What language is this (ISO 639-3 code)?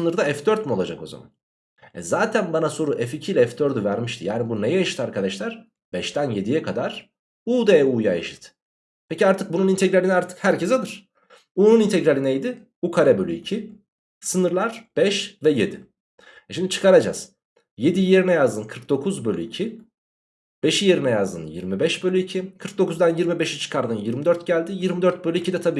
tur